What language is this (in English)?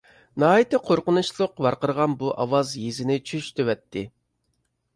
Uyghur